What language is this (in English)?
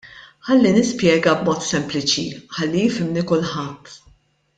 Maltese